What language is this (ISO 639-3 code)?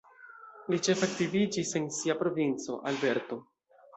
epo